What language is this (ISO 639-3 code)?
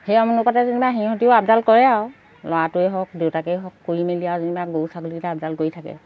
asm